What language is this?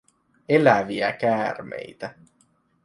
Finnish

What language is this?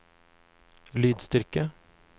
Norwegian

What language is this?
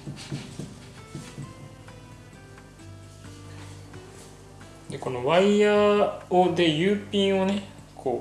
Japanese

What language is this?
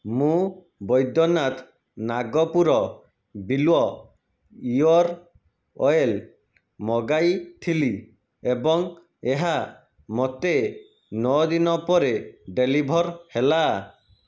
Odia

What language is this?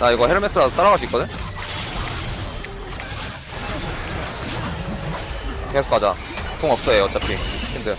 Korean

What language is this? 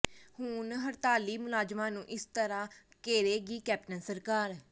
Punjabi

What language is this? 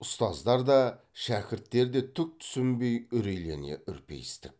Kazakh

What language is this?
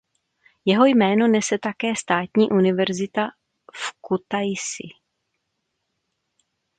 Czech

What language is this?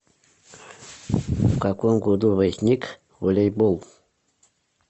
Russian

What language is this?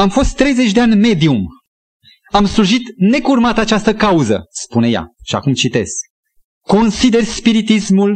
Romanian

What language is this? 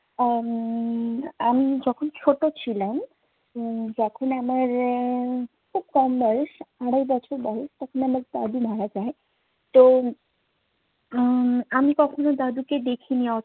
Bangla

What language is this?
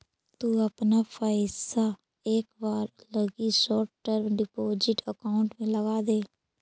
Magahi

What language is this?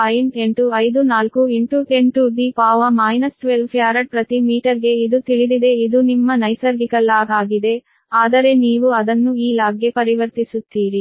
Kannada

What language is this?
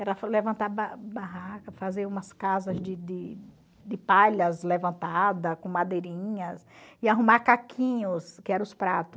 Portuguese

